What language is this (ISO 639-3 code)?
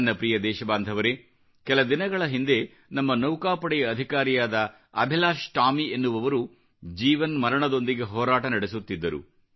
kan